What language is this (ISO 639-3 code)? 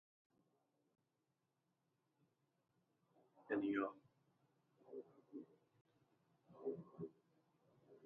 uzb